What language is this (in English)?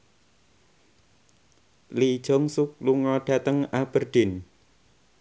Javanese